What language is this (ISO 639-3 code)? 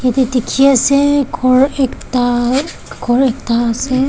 nag